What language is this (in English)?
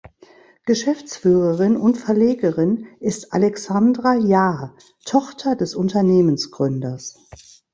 German